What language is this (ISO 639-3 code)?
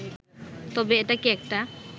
ben